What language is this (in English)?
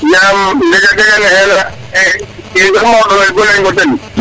Serer